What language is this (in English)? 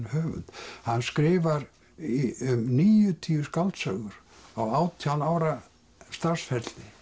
Icelandic